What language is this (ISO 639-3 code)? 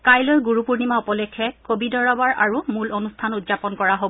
asm